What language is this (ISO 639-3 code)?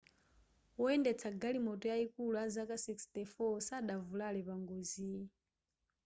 nya